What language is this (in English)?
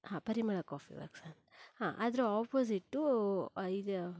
Kannada